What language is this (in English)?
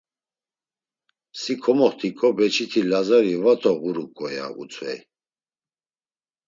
Laz